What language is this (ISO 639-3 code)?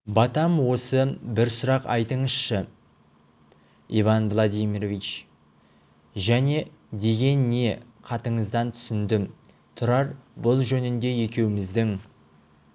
kaz